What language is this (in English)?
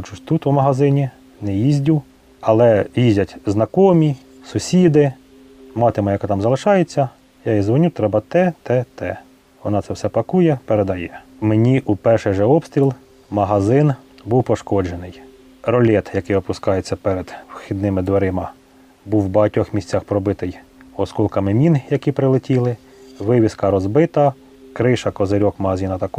Ukrainian